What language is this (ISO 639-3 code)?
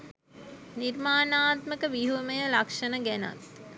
sin